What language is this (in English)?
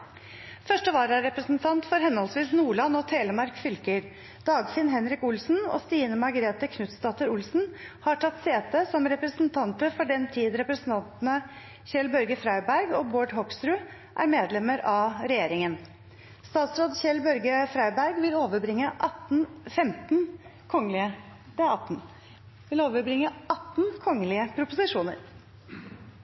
Norwegian Bokmål